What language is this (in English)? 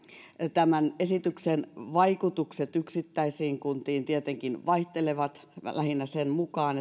Finnish